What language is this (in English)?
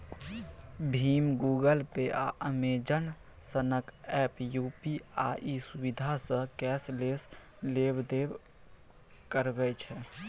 Maithili